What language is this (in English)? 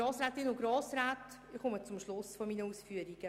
Swiss German